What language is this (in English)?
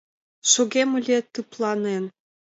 Mari